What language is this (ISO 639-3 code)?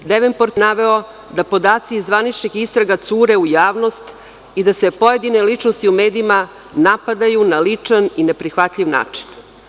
srp